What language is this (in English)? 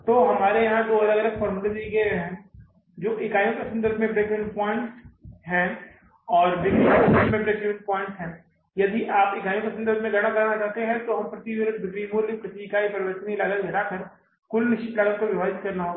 Hindi